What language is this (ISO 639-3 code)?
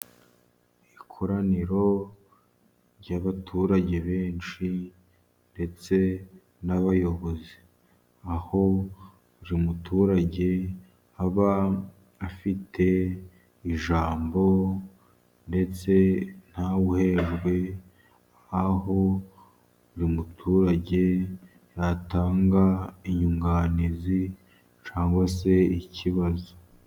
kin